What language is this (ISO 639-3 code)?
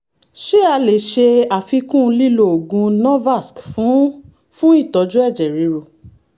yor